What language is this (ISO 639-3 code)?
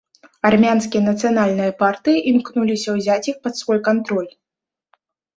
bel